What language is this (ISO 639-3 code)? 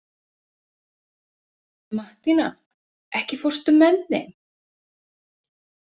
isl